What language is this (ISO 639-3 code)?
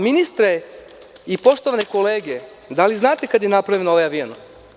srp